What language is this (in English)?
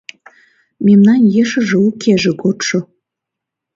Mari